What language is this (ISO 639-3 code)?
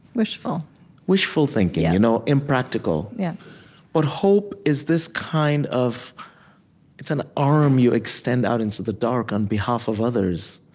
eng